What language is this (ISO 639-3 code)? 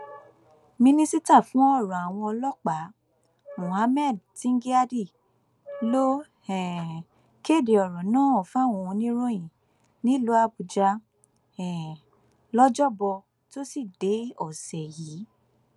yor